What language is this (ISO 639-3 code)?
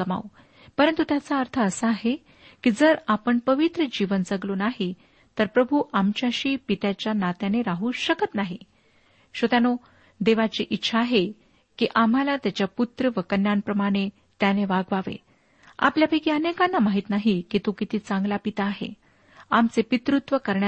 mar